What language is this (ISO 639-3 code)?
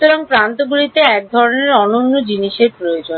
ben